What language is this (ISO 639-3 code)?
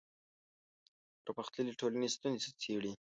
pus